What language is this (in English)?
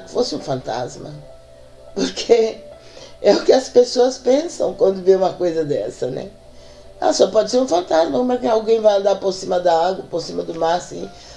Portuguese